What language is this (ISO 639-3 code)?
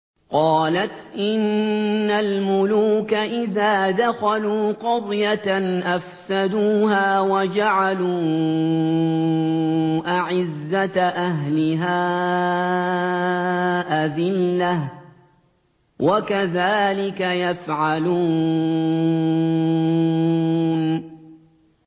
ara